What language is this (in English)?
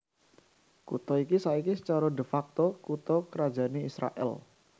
Javanese